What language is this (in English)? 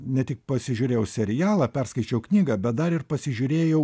Lithuanian